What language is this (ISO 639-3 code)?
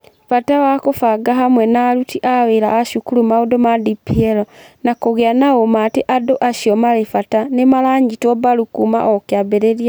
kik